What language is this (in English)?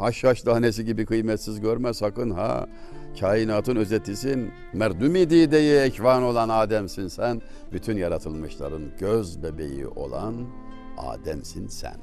Turkish